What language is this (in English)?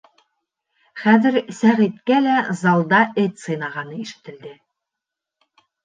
Bashkir